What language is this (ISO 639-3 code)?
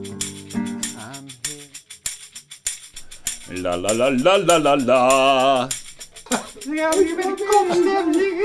nld